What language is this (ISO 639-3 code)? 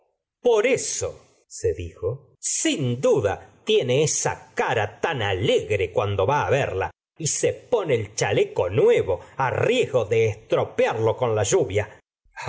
spa